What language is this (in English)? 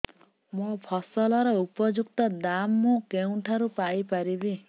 Odia